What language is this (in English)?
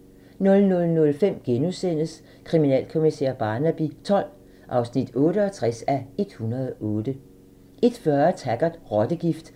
Danish